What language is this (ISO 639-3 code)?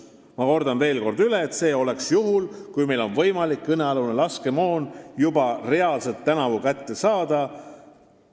est